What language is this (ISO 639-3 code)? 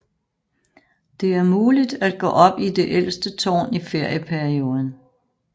dan